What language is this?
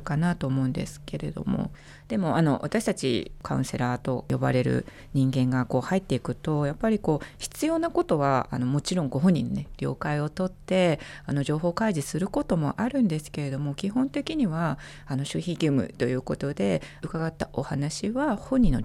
Japanese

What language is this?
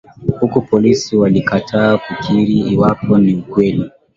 Swahili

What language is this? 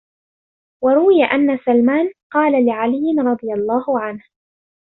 Arabic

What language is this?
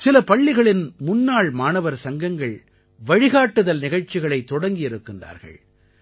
Tamil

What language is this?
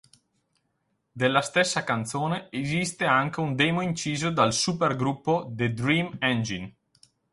Italian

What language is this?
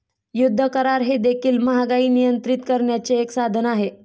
Marathi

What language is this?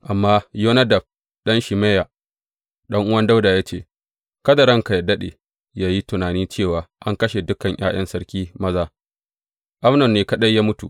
Hausa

